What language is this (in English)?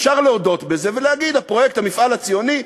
Hebrew